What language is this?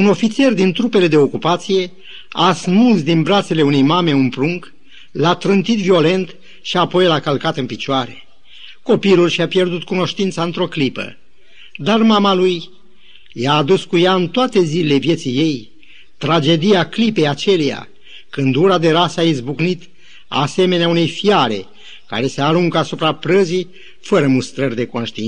Romanian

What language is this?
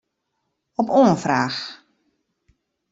Western Frisian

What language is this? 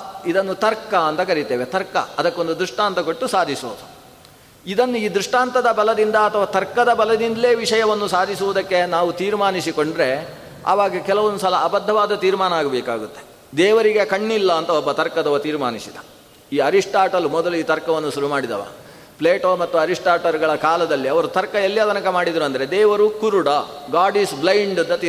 Kannada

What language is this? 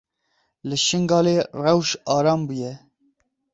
Kurdish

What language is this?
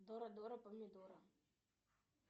Russian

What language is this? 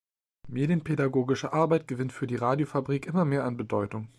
German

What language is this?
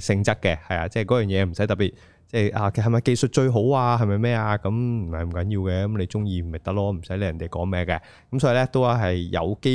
Chinese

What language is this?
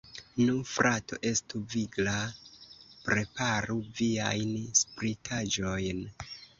Esperanto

